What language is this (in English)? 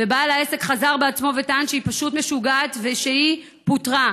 Hebrew